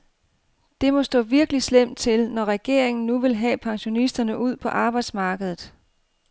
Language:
Danish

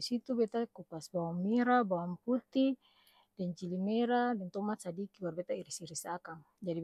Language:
Ambonese Malay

